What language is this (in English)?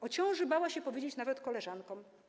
Polish